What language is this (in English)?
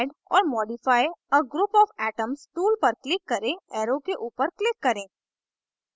Hindi